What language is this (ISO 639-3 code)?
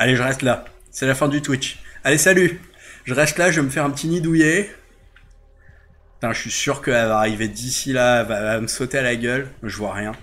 fra